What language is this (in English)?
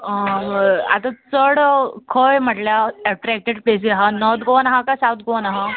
Konkani